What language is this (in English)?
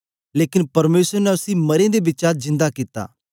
Dogri